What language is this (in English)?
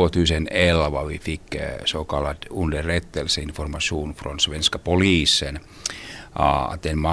Swedish